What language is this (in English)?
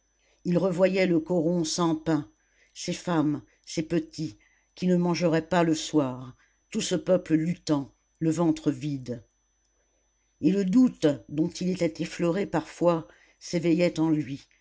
French